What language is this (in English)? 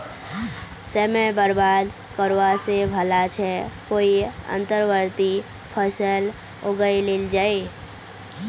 Magahi